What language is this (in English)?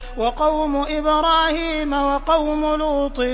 Arabic